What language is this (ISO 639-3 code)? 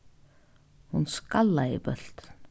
fao